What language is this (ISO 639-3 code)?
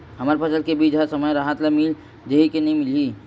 hne